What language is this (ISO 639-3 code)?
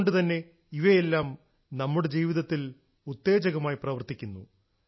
mal